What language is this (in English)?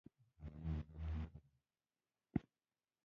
Pashto